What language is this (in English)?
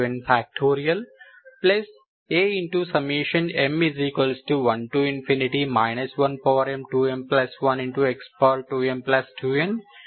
Telugu